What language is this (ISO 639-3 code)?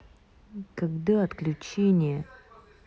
rus